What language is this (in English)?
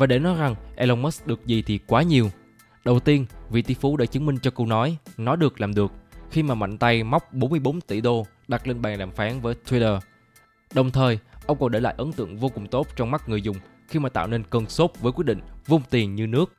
Vietnamese